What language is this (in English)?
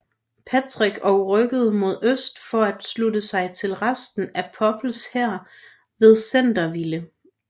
Danish